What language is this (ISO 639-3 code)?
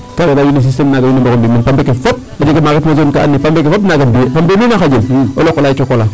srr